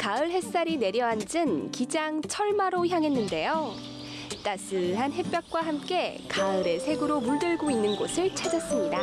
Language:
Korean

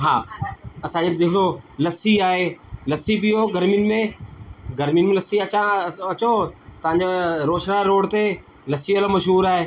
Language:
Sindhi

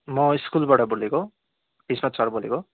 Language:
Nepali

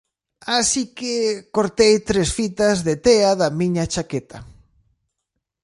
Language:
Galician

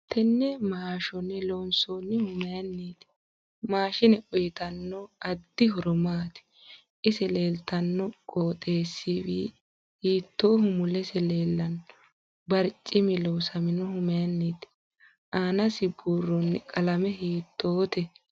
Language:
Sidamo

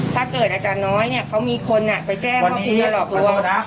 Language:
Thai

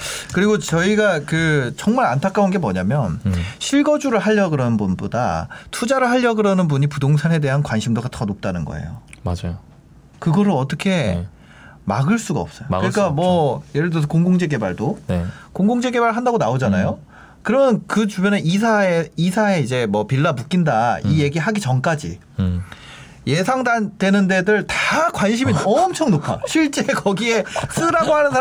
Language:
Korean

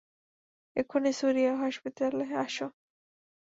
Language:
Bangla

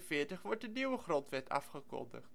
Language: Dutch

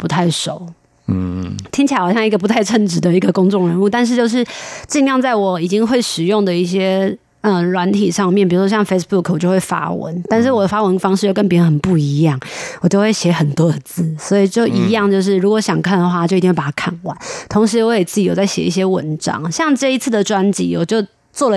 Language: Chinese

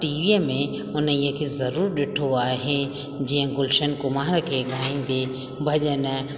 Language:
Sindhi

